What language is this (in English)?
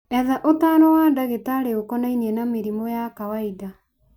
Kikuyu